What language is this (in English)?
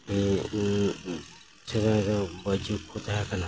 Santali